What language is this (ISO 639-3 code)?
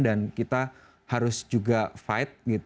ind